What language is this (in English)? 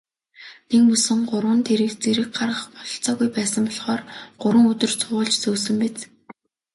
Mongolian